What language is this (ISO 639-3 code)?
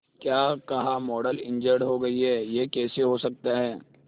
hin